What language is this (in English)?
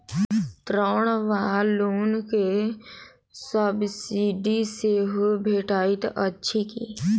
Maithili